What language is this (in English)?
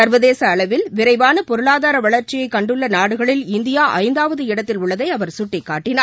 Tamil